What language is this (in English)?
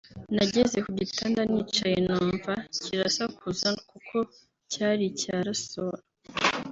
Kinyarwanda